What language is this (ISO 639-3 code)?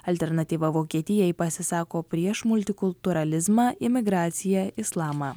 lit